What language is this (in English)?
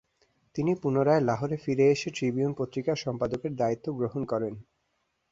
Bangla